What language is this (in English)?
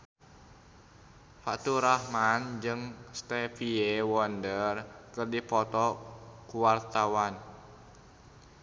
Sundanese